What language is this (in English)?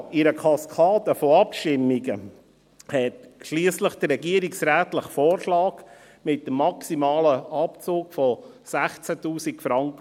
Swiss German